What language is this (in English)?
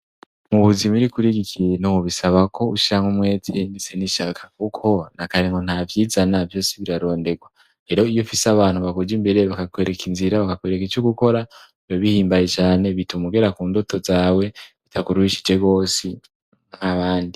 Rundi